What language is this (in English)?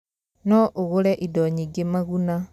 Kikuyu